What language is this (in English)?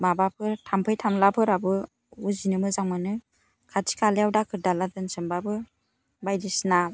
Bodo